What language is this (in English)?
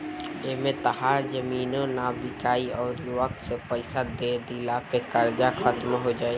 Bhojpuri